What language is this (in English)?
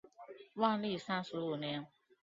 Chinese